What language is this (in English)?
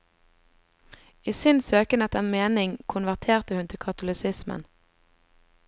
Norwegian